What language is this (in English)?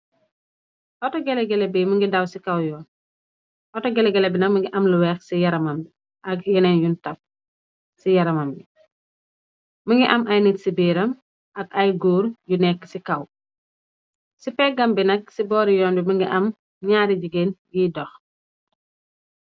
Wolof